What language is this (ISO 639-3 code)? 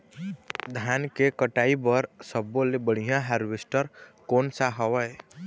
hne